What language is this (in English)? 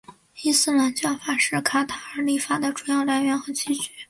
Chinese